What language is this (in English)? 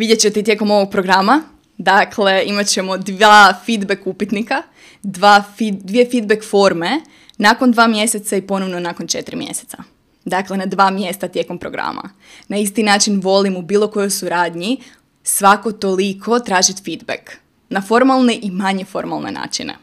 Croatian